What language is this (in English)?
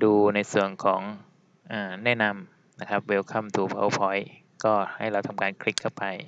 Thai